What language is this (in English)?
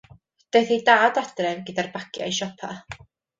Welsh